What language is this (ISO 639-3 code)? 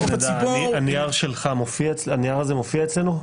heb